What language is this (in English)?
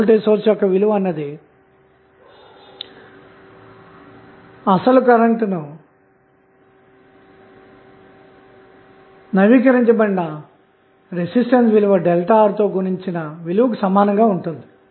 Telugu